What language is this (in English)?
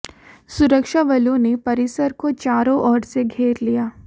Hindi